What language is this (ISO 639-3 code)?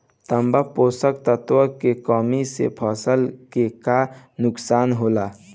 bho